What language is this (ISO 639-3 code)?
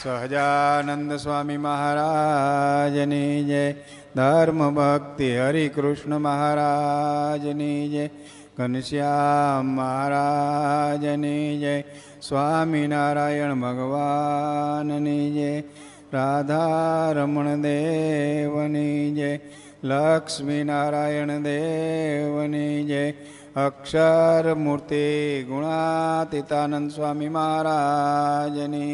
guj